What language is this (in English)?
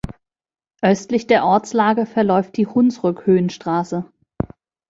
German